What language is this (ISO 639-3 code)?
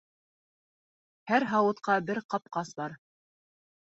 bak